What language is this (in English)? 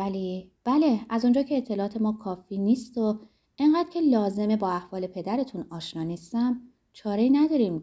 Persian